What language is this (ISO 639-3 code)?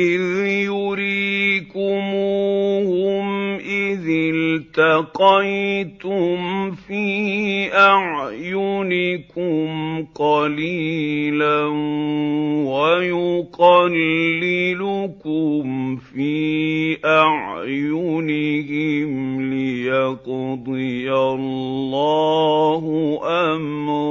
ara